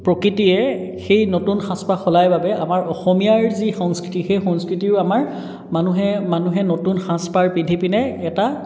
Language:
Assamese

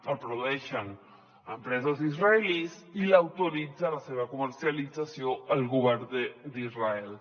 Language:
Catalan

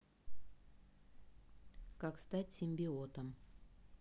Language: Russian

